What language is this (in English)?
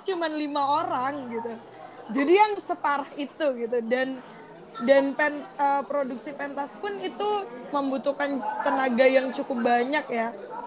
Indonesian